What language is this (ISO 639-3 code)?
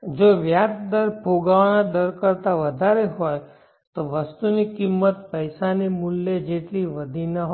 guj